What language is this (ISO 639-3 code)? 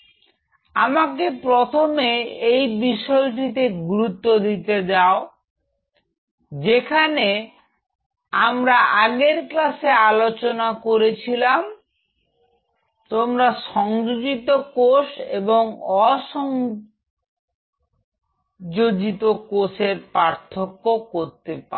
ben